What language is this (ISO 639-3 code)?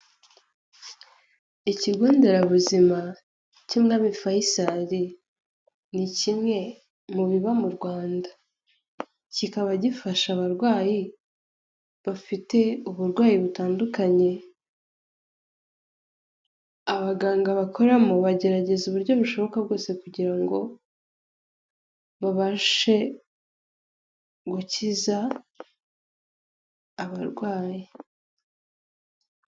kin